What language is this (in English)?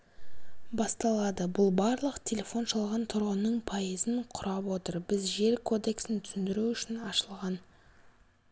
Kazakh